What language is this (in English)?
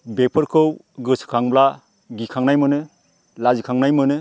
Bodo